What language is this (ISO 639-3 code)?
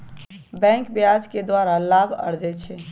mag